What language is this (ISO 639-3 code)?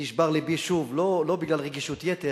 heb